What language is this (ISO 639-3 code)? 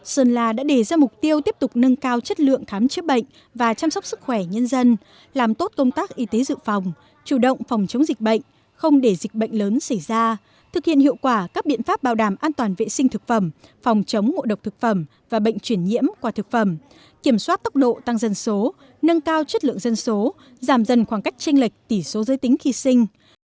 vie